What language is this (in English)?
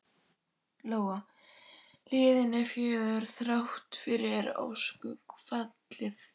Icelandic